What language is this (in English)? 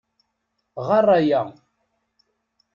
Kabyle